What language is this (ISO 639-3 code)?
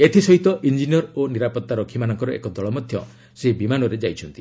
ori